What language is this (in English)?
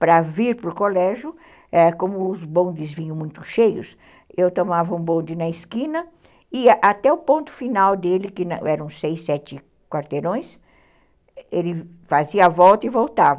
Portuguese